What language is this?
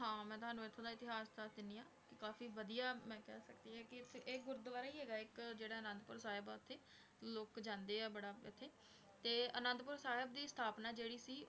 Punjabi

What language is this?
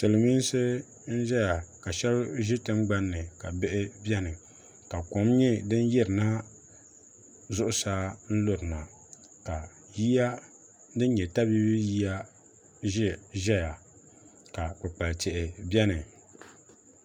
Dagbani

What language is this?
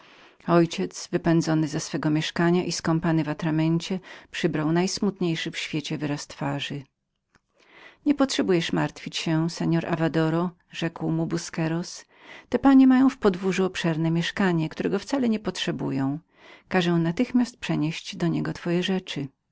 Polish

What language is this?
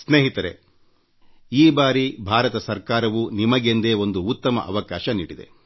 Kannada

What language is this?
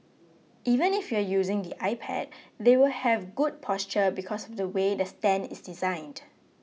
English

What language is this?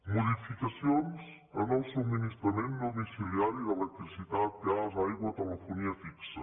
Catalan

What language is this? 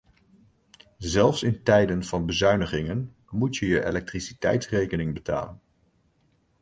Dutch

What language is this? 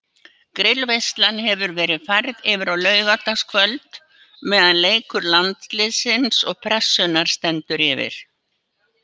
Icelandic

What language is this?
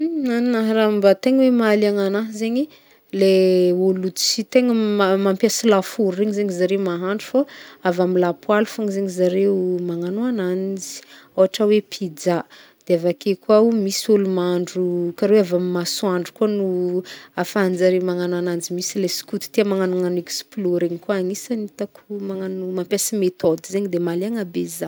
Northern Betsimisaraka Malagasy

